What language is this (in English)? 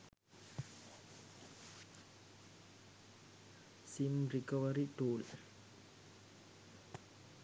Sinhala